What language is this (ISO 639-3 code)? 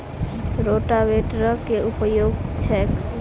mai